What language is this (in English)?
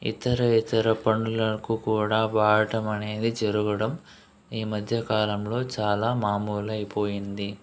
Telugu